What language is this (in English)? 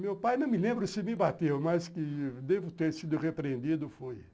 Portuguese